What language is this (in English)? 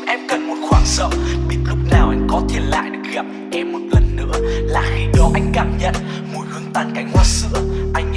Vietnamese